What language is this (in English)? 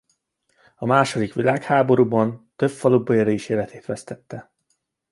Hungarian